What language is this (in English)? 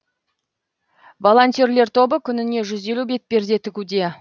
Kazakh